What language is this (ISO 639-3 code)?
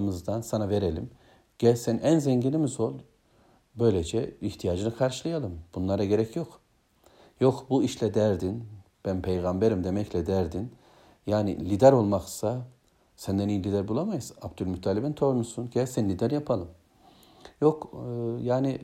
tur